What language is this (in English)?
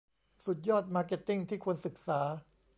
Thai